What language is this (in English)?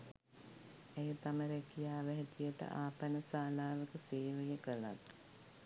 Sinhala